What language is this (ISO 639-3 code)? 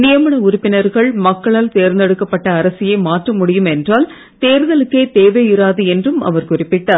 tam